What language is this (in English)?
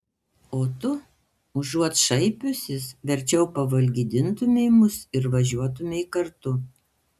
Lithuanian